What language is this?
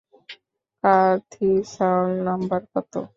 Bangla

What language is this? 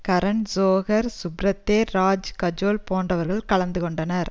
Tamil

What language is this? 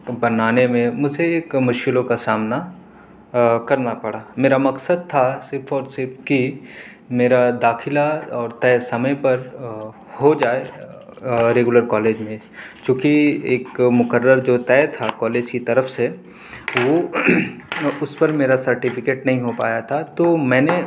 Urdu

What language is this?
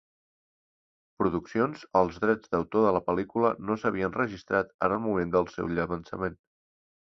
Catalan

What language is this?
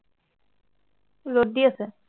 Assamese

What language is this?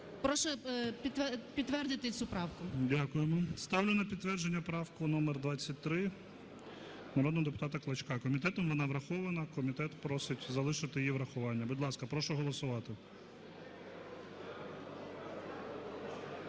Ukrainian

